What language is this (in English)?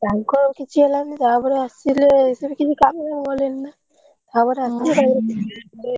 Odia